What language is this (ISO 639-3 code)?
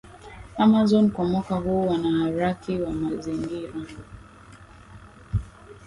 swa